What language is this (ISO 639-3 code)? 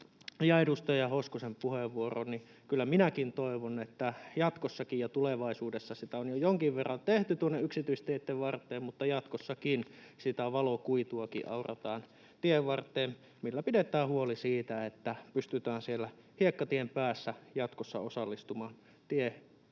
fin